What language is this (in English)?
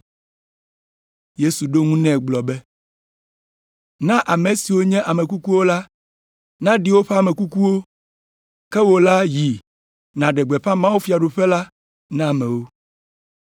Ewe